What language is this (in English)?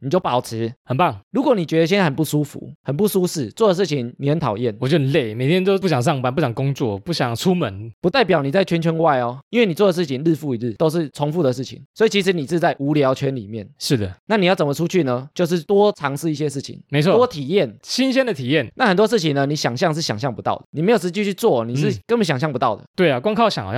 Chinese